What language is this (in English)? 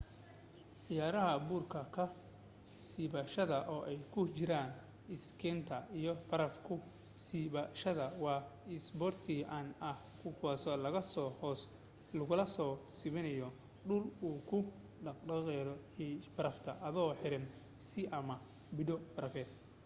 Somali